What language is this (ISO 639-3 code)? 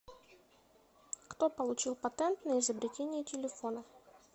rus